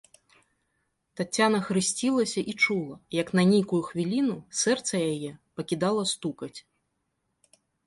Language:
Belarusian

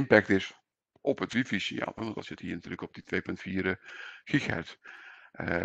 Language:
Dutch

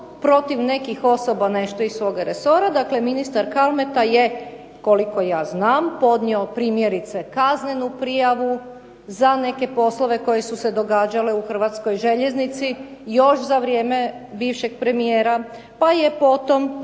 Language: Croatian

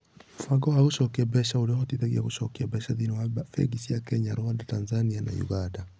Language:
Kikuyu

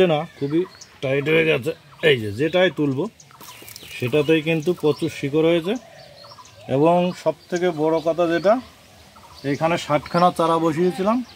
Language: Romanian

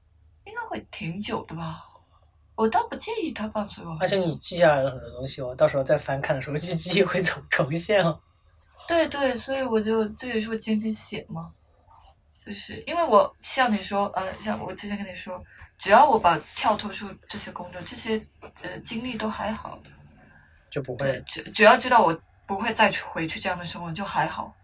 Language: Chinese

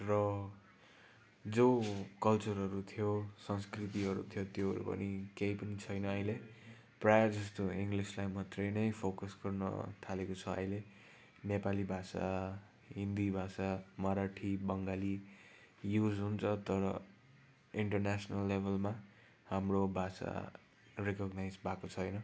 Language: Nepali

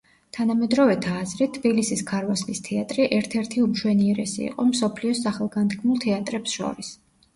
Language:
Georgian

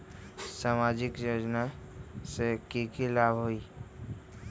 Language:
Magahi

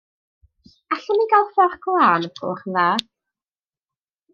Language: Welsh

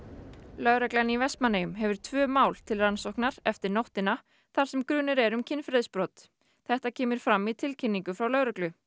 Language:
Icelandic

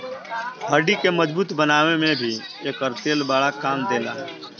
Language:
Bhojpuri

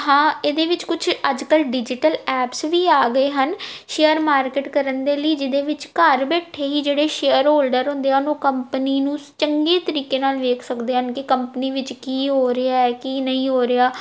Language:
Punjabi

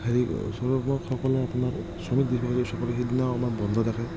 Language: Assamese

